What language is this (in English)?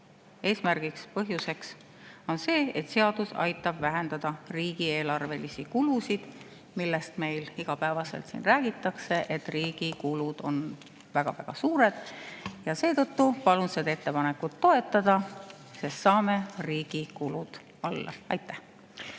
Estonian